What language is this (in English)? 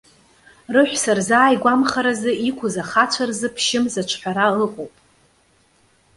Abkhazian